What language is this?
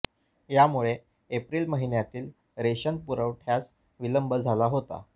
Marathi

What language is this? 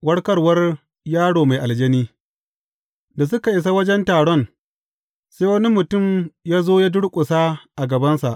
Hausa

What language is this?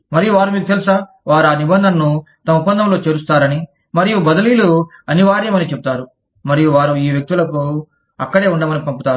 Telugu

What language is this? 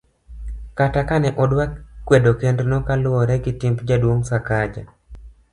Luo (Kenya and Tanzania)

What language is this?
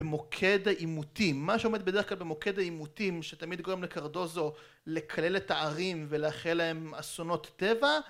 Hebrew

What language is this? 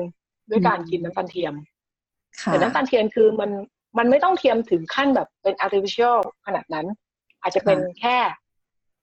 Thai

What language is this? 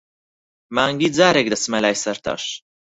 Central Kurdish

